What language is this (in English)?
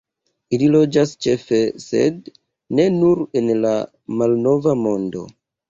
Esperanto